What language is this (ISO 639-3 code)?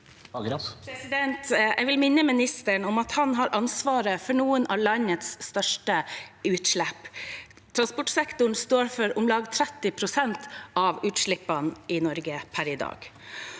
nor